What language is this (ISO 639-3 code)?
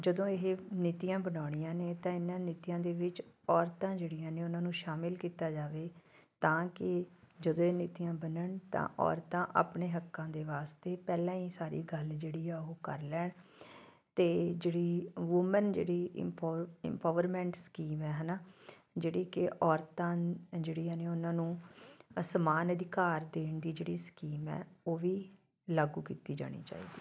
pan